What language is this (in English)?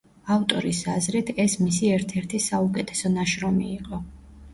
Georgian